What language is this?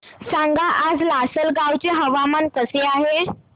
Marathi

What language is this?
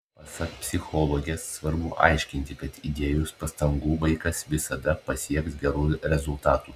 Lithuanian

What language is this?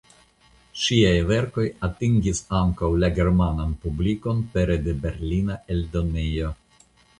Esperanto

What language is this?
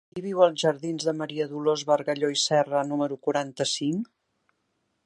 Catalan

